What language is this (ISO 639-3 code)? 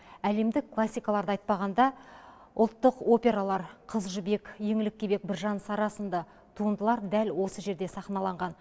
kaz